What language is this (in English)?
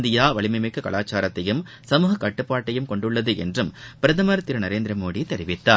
Tamil